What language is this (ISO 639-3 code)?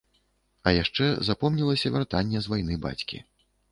bel